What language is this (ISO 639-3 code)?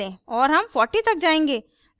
hin